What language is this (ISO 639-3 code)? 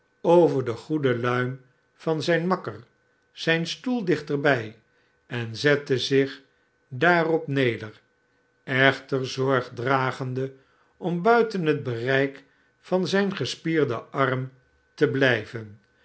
nld